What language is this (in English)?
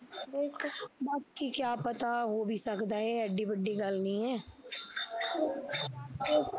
Punjabi